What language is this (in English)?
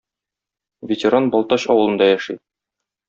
Tatar